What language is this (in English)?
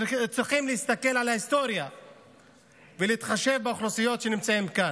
Hebrew